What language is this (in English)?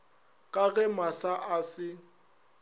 Northern Sotho